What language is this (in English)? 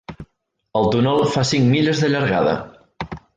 Catalan